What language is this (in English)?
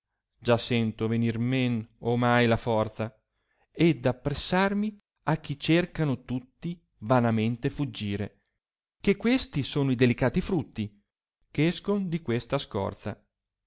Italian